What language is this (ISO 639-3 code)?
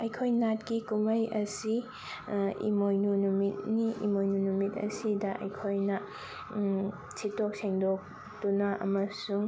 mni